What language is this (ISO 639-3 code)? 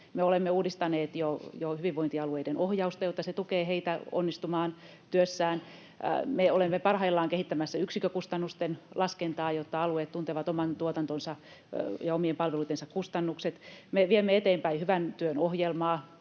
fin